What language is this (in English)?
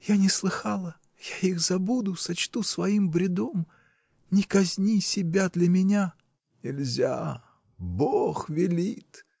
Russian